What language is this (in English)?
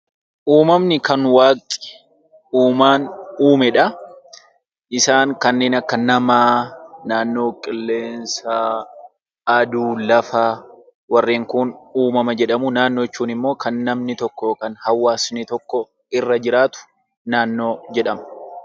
Oromo